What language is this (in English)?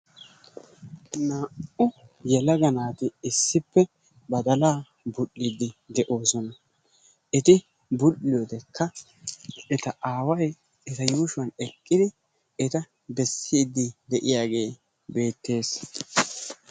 Wolaytta